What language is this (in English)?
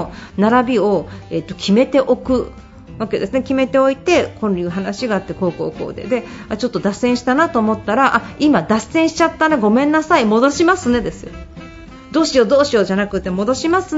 Japanese